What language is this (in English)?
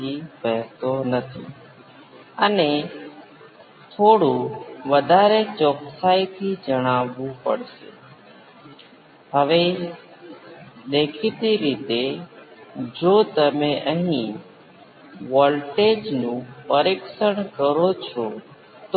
Gujarati